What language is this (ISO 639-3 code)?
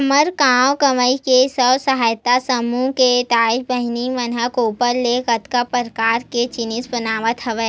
hne